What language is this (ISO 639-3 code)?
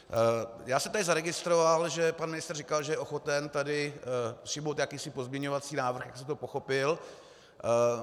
ces